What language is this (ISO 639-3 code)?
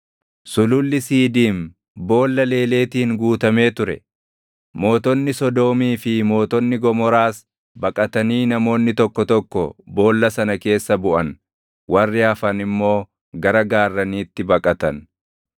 orm